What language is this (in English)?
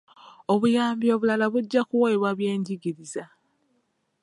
Ganda